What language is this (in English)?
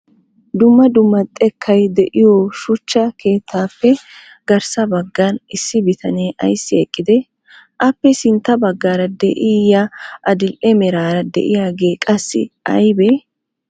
Wolaytta